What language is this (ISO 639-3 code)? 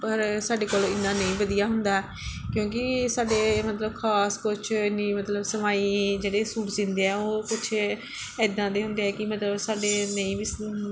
pan